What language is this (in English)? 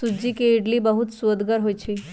Magahi